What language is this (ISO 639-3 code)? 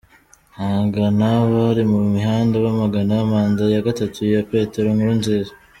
kin